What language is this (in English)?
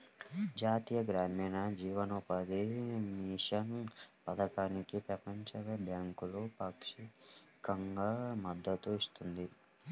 Telugu